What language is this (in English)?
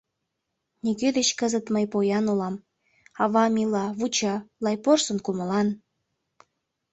Mari